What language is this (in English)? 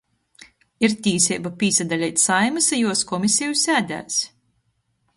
Latgalian